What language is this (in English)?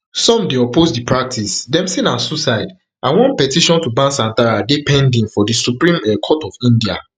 Nigerian Pidgin